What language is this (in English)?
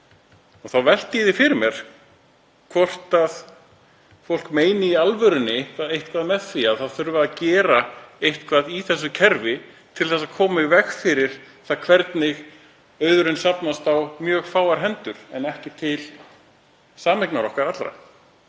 Icelandic